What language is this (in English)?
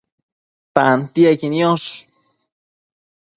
Matsés